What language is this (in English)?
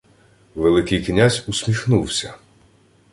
Ukrainian